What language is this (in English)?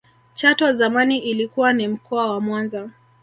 Swahili